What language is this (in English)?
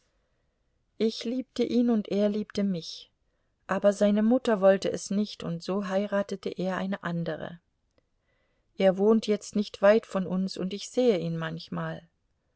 German